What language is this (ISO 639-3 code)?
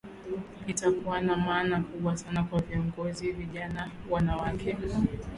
swa